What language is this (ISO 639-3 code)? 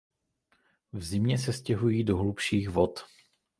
ces